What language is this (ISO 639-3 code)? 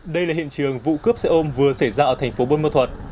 vie